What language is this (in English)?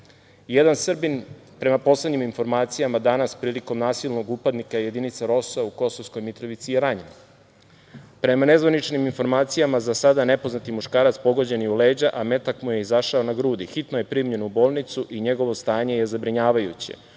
Serbian